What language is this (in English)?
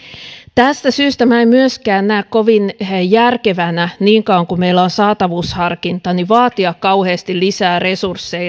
Finnish